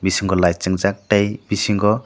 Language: Kok Borok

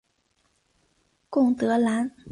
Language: Chinese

